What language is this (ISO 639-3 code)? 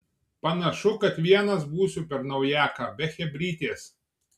lit